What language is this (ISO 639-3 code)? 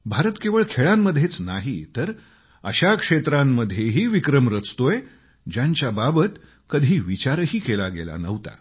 mar